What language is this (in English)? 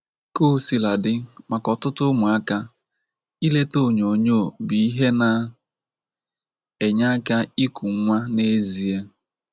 Igbo